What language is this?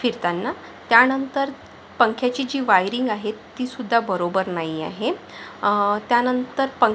Marathi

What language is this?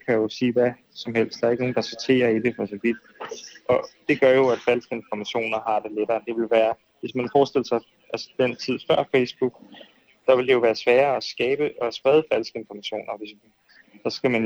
Danish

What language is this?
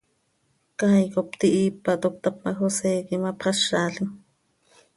Seri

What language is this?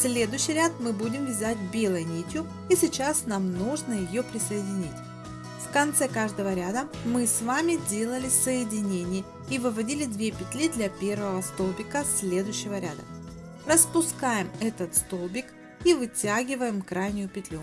Russian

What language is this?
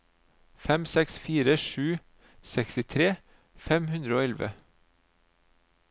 Norwegian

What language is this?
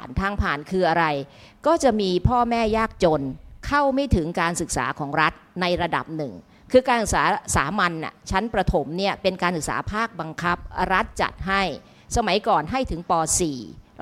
Thai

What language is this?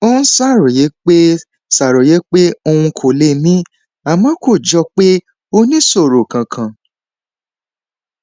Yoruba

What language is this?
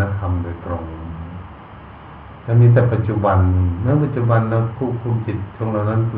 Thai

